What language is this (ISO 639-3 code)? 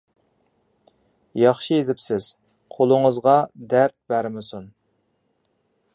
uig